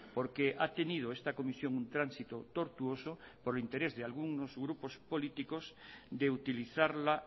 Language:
Spanish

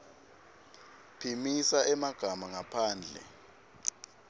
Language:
Swati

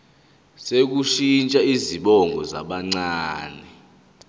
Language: Zulu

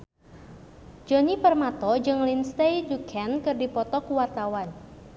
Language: Sundanese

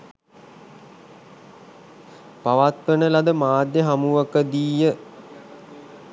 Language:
Sinhala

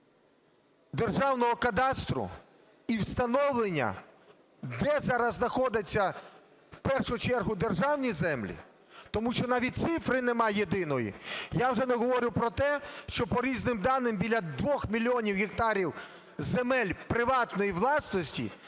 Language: Ukrainian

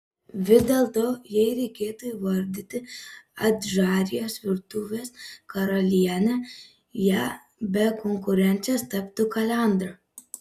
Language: Lithuanian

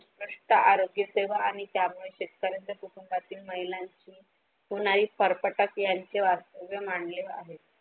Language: Marathi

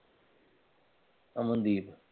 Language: Punjabi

